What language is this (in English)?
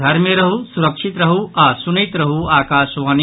Maithili